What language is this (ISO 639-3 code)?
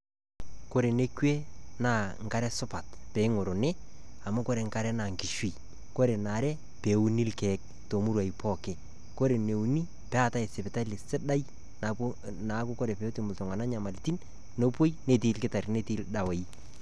mas